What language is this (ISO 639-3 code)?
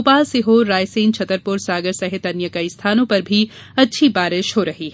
hin